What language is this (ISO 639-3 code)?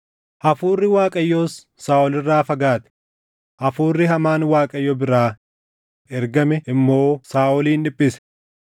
orm